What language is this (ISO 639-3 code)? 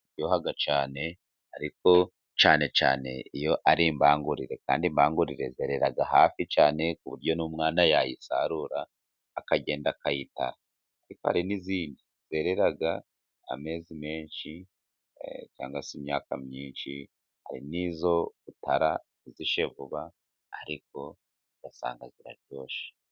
kin